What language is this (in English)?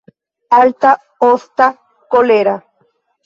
Esperanto